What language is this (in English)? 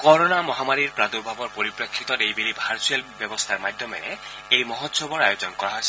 Assamese